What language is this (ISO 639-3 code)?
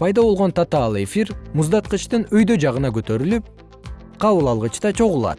kir